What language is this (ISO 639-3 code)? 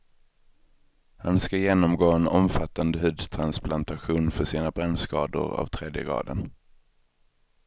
swe